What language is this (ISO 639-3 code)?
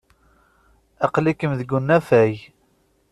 kab